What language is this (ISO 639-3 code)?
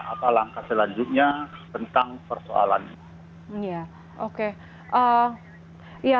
ind